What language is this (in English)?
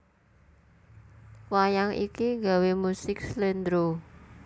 Javanese